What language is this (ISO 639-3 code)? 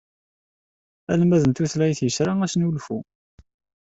kab